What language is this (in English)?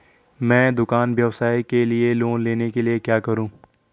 Hindi